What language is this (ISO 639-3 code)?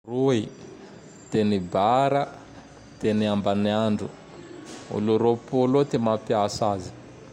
tdx